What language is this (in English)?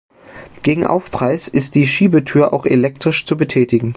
German